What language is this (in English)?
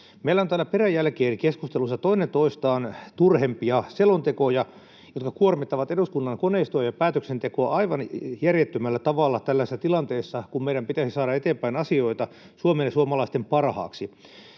Finnish